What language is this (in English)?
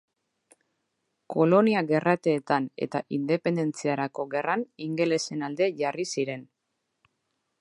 Basque